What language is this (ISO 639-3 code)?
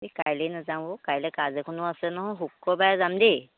asm